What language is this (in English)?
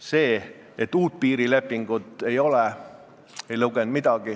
Estonian